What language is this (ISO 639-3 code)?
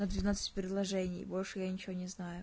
rus